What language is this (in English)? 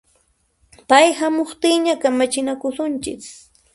Puno Quechua